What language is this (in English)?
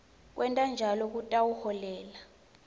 Swati